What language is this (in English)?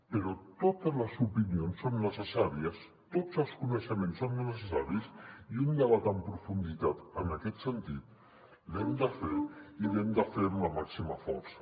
Catalan